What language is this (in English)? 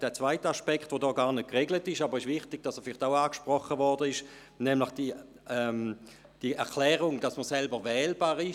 Swiss German